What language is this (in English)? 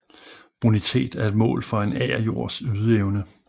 Danish